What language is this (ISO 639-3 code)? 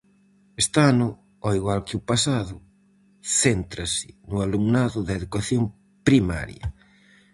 glg